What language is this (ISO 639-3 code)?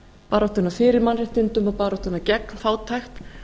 isl